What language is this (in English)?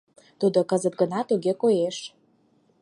Mari